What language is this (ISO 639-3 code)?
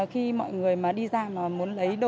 vie